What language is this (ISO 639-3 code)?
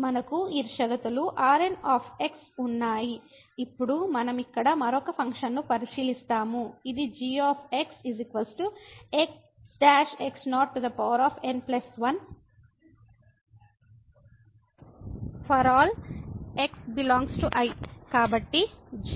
tel